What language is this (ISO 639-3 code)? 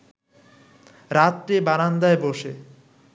ben